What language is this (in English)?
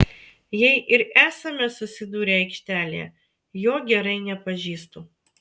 Lithuanian